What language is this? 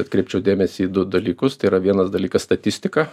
Lithuanian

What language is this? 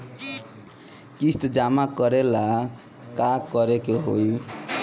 Bhojpuri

